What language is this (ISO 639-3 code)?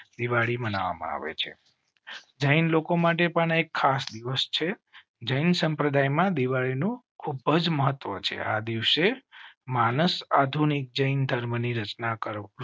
guj